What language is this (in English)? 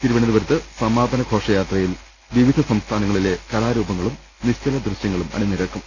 Malayalam